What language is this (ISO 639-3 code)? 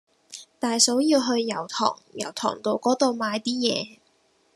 yue